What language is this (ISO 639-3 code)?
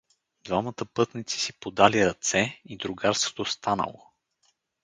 bul